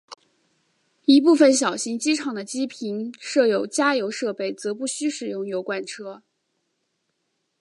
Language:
Chinese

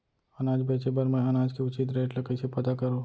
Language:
Chhattisgarhi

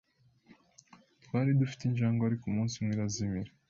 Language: Kinyarwanda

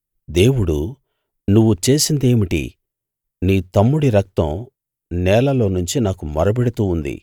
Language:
Telugu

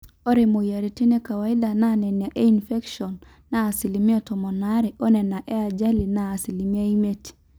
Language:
Masai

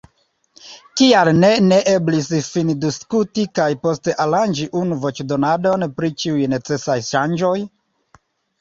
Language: Esperanto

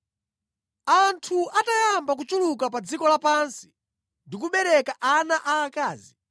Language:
Nyanja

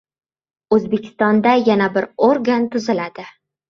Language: Uzbek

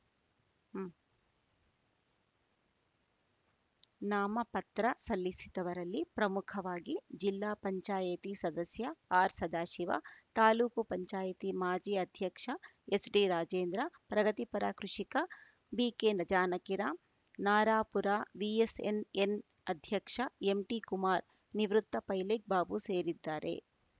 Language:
Kannada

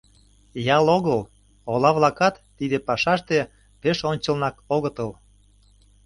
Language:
Mari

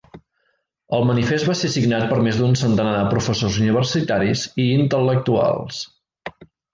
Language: Catalan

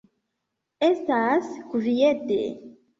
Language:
Esperanto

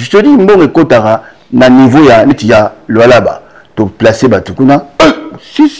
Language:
French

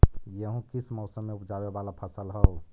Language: Magahi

